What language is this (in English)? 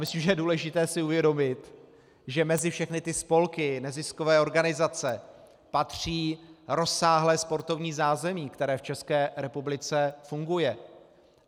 Czech